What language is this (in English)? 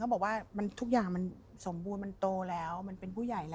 Thai